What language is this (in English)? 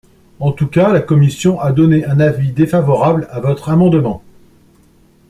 French